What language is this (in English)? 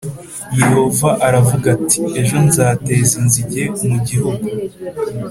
Kinyarwanda